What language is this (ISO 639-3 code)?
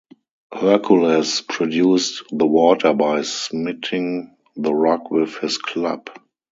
eng